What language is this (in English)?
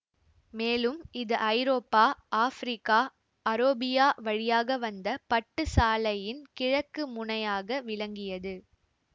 Tamil